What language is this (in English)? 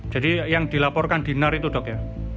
Indonesian